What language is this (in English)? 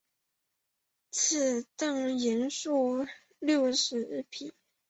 Chinese